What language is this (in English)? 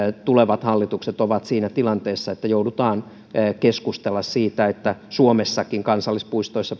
Finnish